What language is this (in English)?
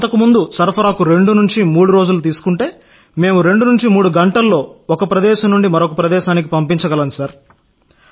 Telugu